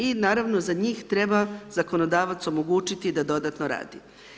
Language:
Croatian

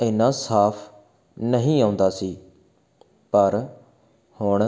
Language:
Punjabi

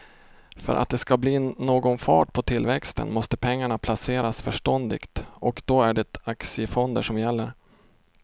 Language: Swedish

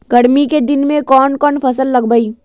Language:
Magahi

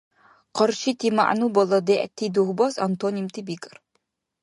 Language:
Dargwa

